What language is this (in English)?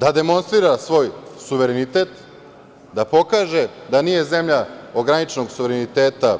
Serbian